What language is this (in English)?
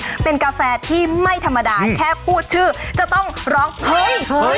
Thai